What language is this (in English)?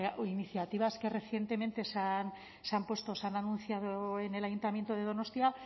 Spanish